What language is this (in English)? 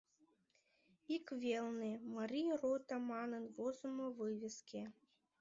Mari